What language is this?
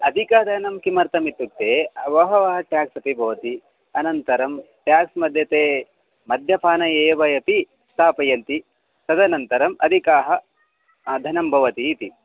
Sanskrit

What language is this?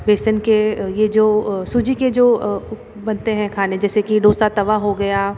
Hindi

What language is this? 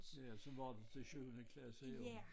Danish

